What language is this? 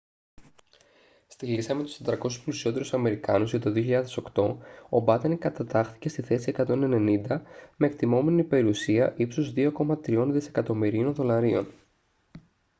Greek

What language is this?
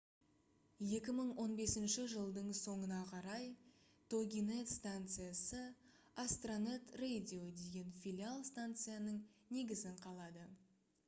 Kazakh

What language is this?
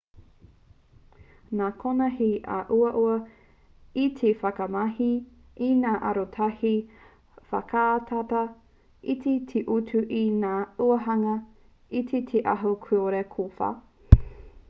Māori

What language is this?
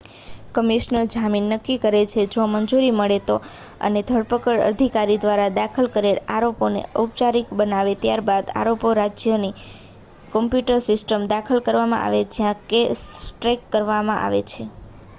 Gujarati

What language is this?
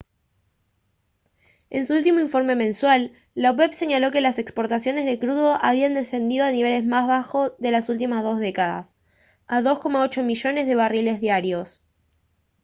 Spanish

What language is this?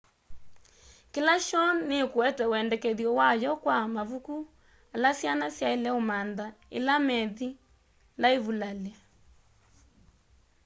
Kamba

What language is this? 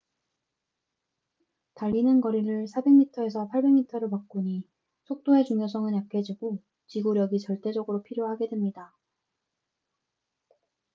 Korean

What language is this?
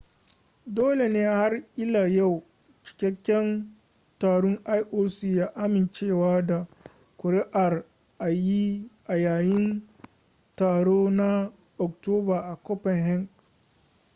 Hausa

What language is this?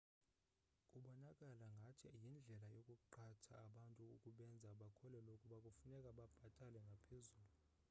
Xhosa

